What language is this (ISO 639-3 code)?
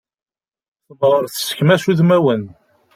kab